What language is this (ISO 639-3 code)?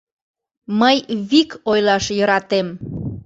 chm